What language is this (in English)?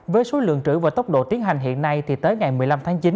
Vietnamese